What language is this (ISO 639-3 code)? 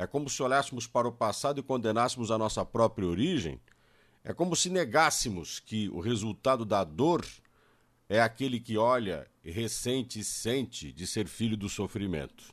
por